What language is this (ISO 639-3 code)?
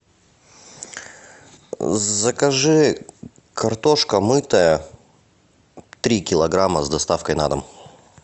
rus